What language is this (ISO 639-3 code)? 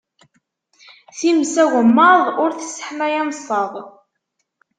kab